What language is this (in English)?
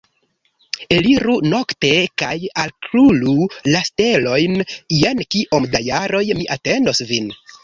Esperanto